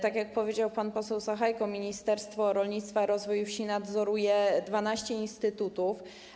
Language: Polish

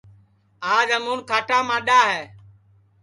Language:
Sansi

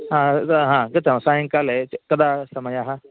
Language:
Sanskrit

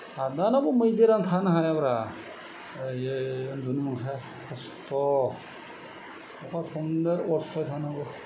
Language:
Bodo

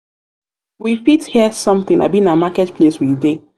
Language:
Nigerian Pidgin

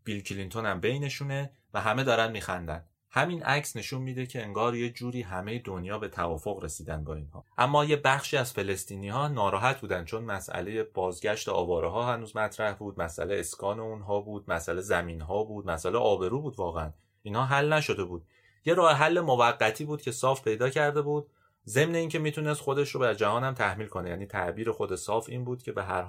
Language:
Persian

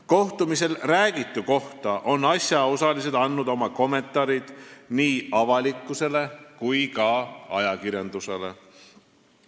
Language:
Estonian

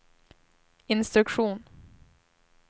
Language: Swedish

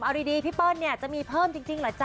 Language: Thai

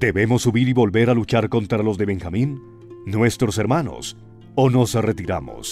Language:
Spanish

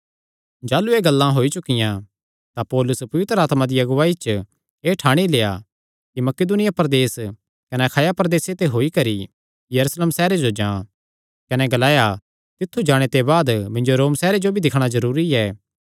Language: Kangri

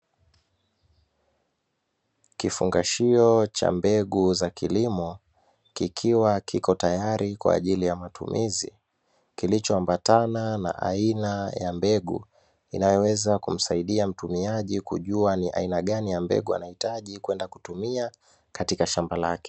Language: Swahili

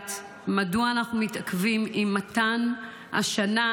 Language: Hebrew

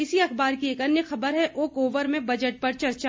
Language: Hindi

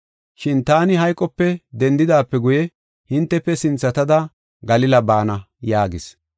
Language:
Gofa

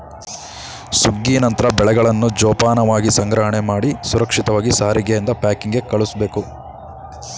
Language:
Kannada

